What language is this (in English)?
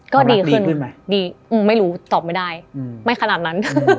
Thai